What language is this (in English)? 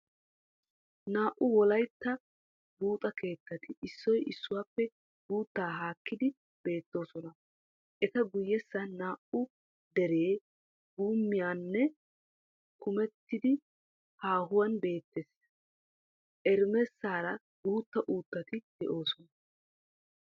Wolaytta